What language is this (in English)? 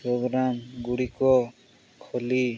Odia